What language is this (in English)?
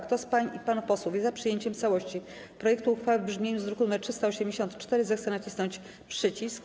Polish